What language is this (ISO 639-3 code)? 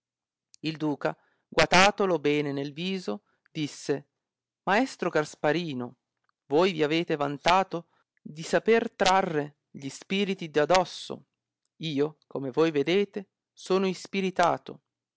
ita